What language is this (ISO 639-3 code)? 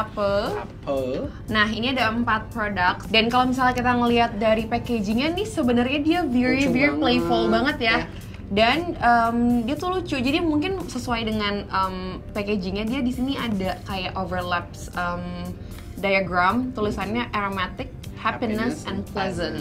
ind